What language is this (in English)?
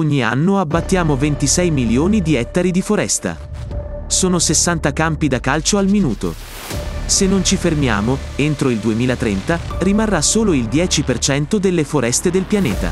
Italian